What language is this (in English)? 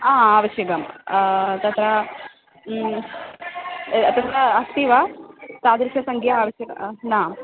Sanskrit